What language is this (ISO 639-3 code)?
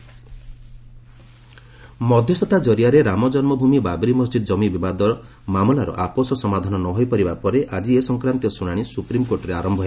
ori